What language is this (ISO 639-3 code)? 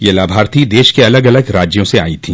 hin